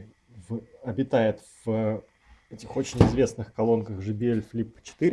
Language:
Russian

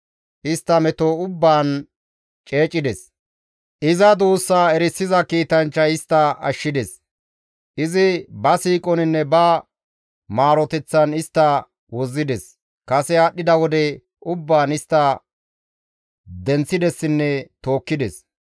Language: Gamo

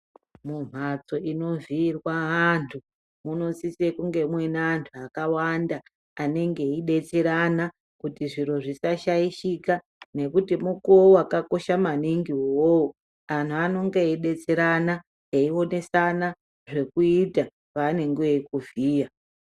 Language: Ndau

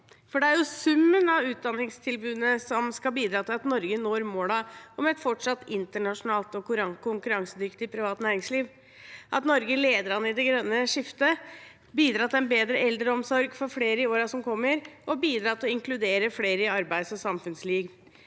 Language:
Norwegian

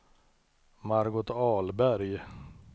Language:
Swedish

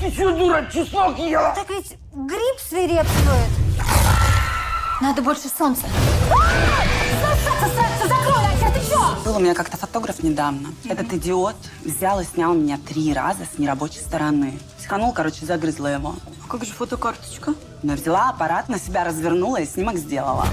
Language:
Russian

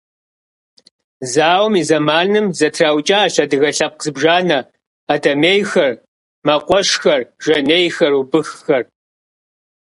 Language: Kabardian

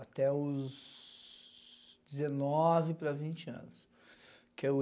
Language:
Portuguese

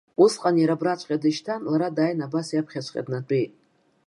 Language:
Abkhazian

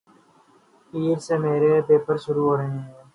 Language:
Urdu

